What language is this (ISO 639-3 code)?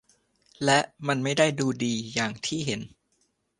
tha